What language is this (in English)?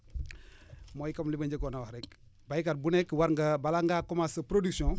Wolof